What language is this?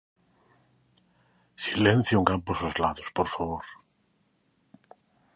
Galician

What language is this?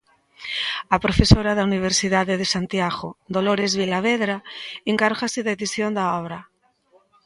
Galician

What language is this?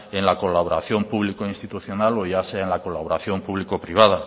Spanish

